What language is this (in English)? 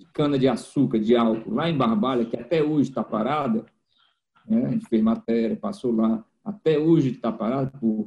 Portuguese